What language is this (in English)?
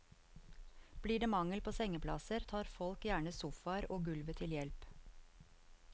Norwegian